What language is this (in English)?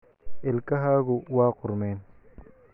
Somali